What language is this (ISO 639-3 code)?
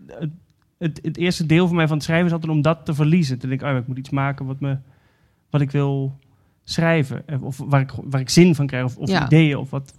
nld